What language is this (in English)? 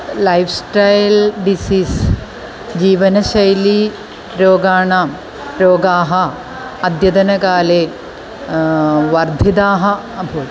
Sanskrit